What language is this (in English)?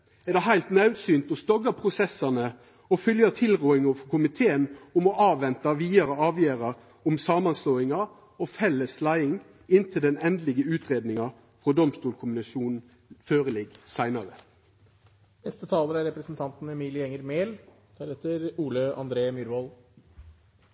Norwegian